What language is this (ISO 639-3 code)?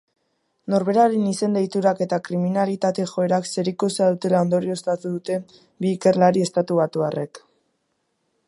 eus